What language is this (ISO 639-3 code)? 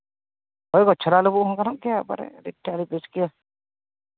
sat